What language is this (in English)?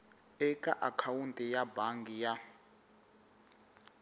Tsonga